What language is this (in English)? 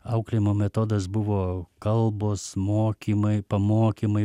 Lithuanian